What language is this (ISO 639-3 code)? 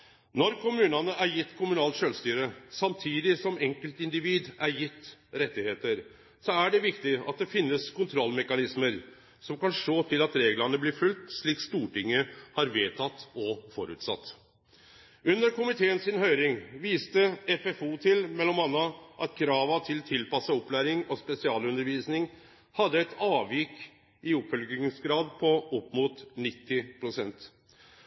nno